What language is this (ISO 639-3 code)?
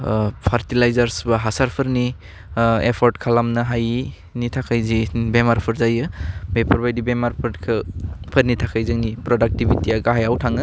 brx